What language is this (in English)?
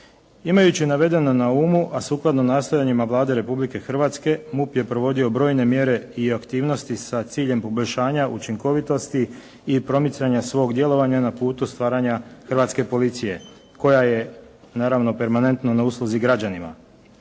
Croatian